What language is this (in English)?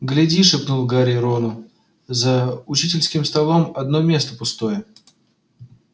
Russian